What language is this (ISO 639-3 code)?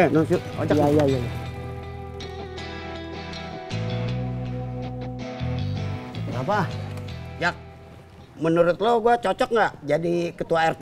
ind